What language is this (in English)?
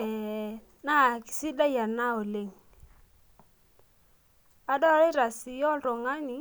Masai